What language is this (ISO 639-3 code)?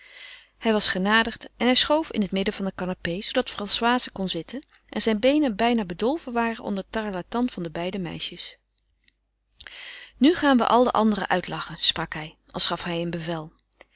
nld